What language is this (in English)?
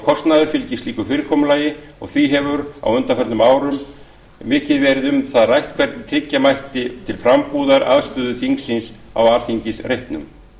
Icelandic